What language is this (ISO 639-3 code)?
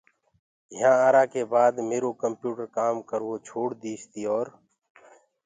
ggg